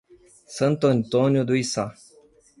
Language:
Portuguese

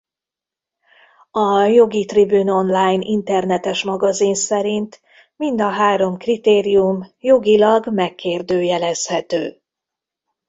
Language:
Hungarian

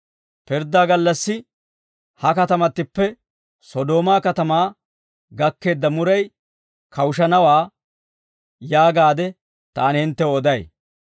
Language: Dawro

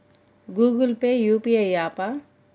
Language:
Telugu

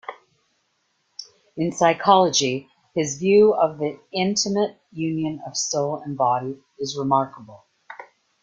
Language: English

